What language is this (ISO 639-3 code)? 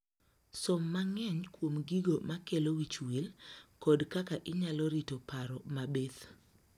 luo